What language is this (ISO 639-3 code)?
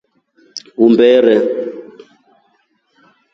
rof